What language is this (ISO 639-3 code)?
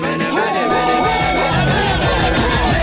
kaz